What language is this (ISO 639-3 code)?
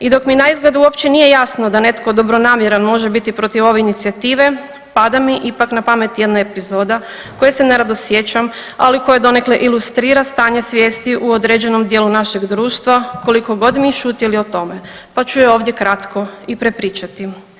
hrv